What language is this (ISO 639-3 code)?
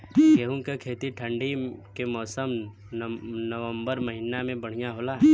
bho